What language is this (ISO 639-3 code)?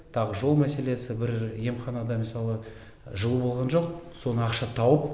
kaz